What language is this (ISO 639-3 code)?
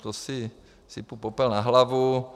ces